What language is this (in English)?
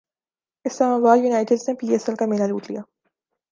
Urdu